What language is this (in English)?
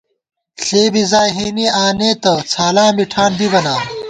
Gawar-Bati